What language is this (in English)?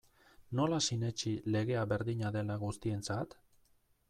Basque